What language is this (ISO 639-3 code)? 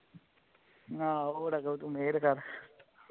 pan